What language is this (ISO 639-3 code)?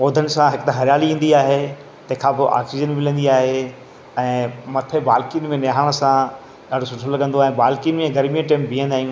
snd